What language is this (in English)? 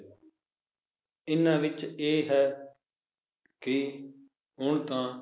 Punjabi